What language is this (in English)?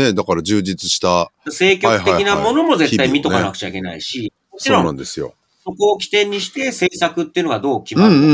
Japanese